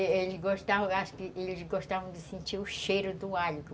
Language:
Portuguese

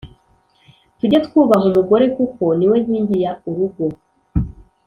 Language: Kinyarwanda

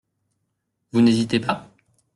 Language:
French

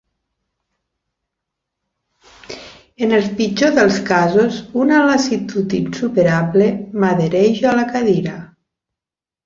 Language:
Catalan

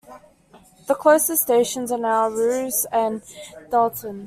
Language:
English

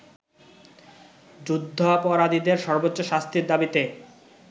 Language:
Bangla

